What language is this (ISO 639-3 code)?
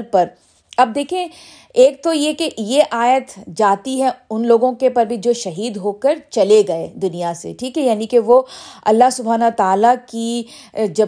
urd